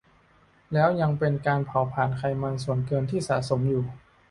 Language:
Thai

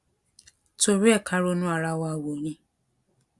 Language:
Yoruba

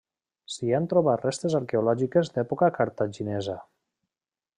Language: Catalan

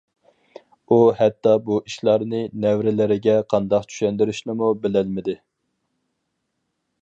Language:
Uyghur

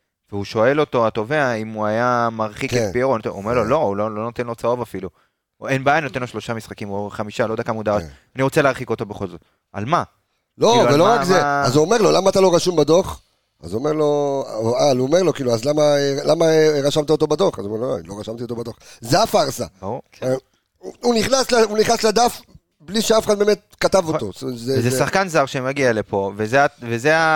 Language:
Hebrew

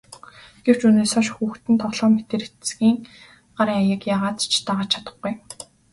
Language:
Mongolian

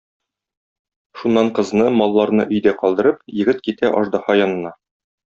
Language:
Tatar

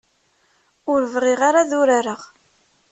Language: Kabyle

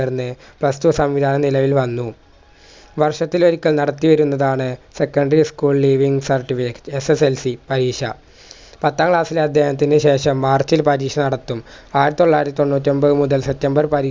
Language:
Malayalam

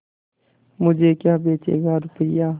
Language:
Hindi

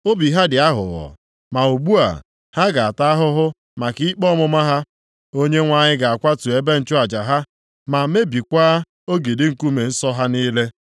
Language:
Igbo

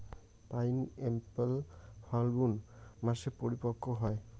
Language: Bangla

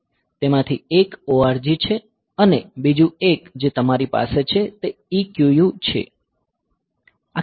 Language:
Gujarati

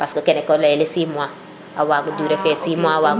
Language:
Serer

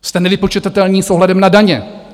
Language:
Czech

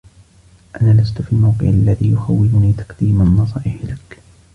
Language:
Arabic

